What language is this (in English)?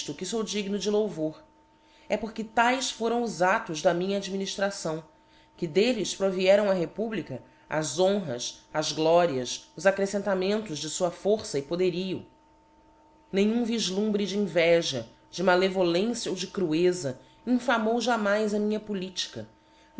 Portuguese